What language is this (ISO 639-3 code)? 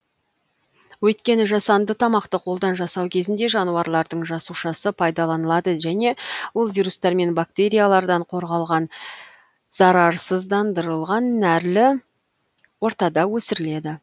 kaz